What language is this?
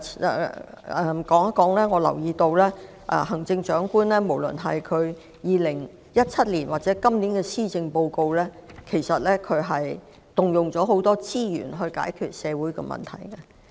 Cantonese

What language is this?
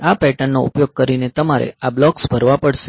Gujarati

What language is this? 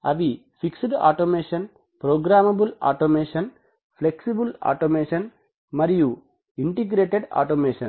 Telugu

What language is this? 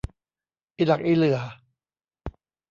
Thai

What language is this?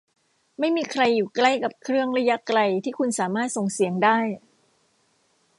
Thai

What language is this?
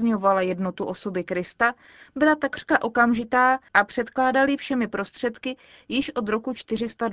Czech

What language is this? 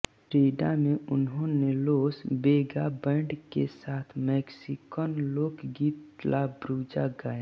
Hindi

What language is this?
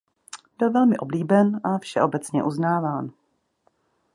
Czech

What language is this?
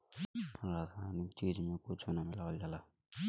Bhojpuri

